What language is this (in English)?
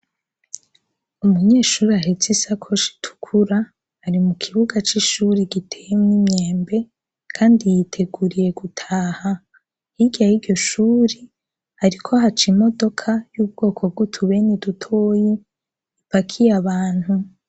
Rundi